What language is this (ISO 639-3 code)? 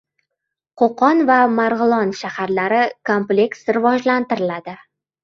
uzb